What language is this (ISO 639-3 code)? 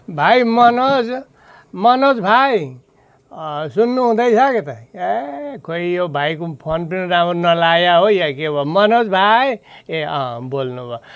nep